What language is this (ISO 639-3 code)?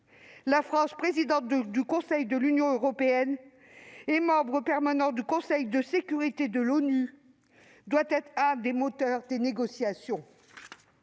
fra